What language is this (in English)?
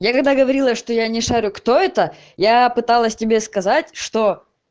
Russian